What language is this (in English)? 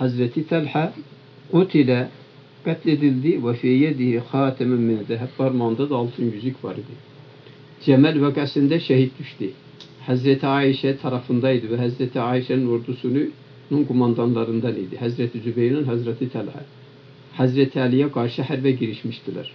Turkish